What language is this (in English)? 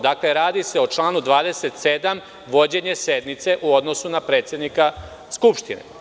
Serbian